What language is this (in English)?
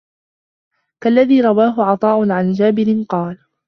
Arabic